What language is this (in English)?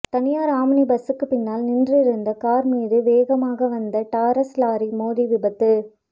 Tamil